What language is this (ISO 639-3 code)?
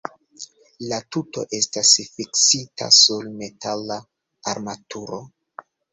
epo